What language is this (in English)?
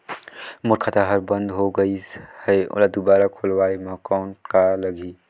Chhattisgarhi